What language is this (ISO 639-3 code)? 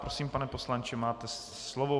ces